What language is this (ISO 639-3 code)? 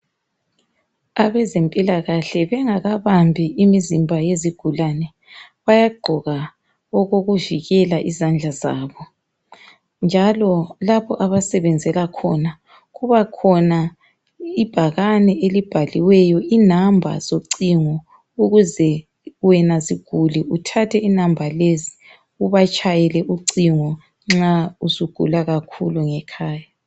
nde